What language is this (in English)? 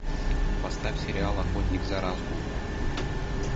Russian